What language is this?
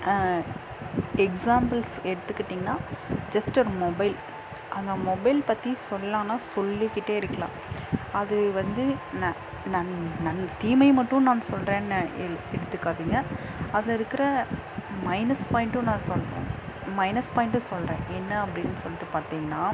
Tamil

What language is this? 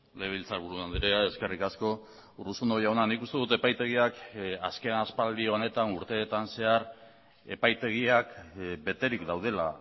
Basque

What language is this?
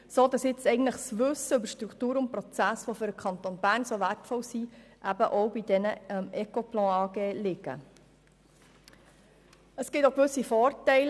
Swiss German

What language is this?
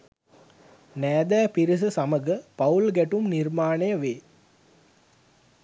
Sinhala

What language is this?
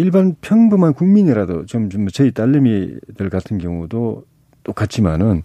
Korean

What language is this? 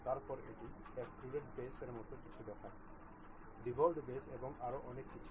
Bangla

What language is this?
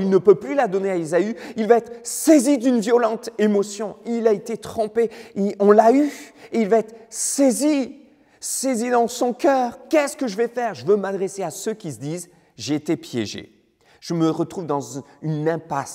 French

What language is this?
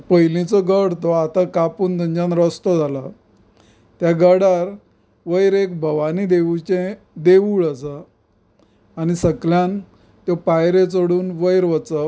Konkani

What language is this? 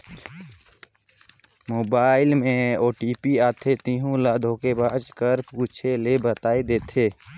Chhattisgarhi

